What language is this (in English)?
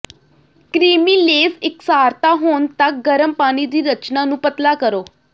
Punjabi